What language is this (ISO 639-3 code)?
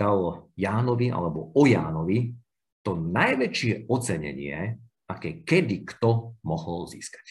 slk